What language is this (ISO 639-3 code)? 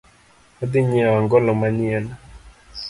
luo